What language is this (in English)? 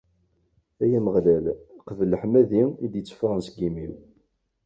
Kabyle